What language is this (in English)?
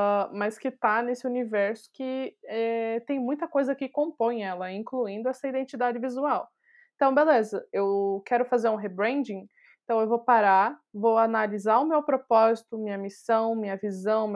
Portuguese